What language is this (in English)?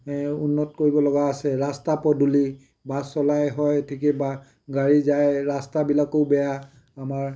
Assamese